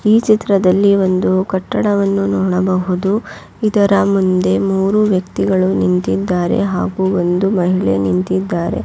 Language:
Kannada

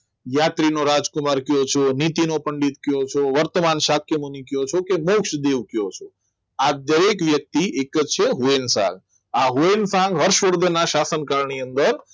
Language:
Gujarati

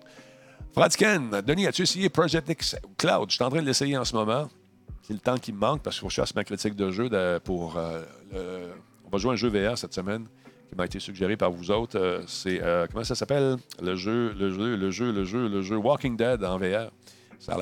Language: French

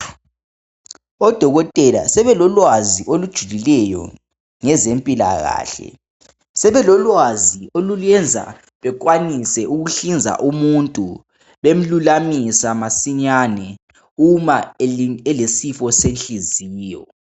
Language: North Ndebele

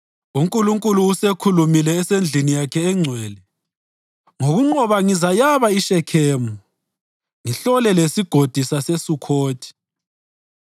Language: North Ndebele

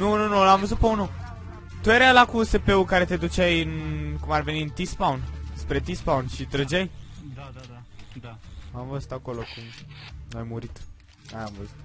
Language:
Romanian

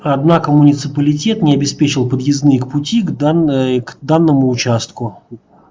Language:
Russian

